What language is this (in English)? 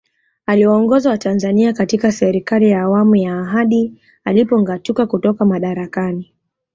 Swahili